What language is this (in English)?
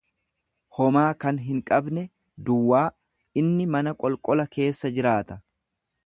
Oromo